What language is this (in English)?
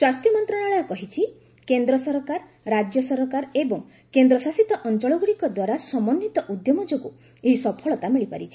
Odia